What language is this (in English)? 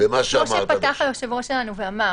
Hebrew